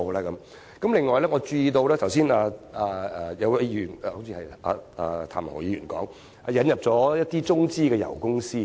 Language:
Cantonese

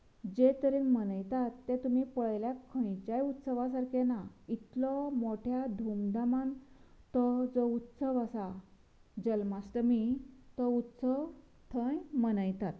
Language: Konkani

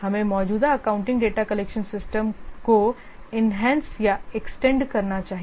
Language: Hindi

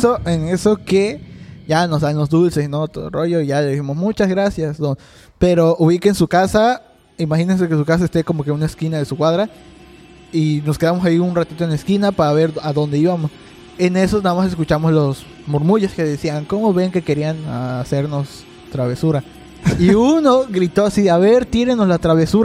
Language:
Spanish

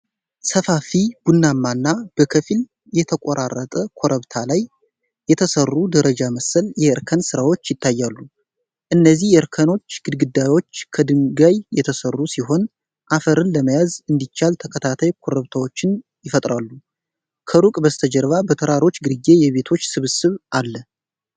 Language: Amharic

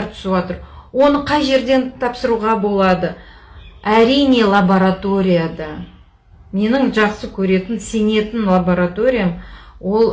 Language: Kazakh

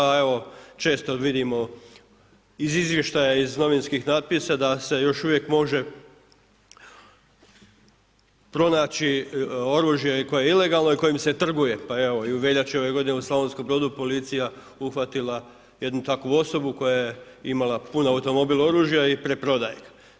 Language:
Croatian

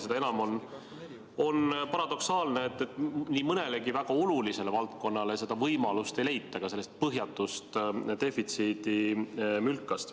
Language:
Estonian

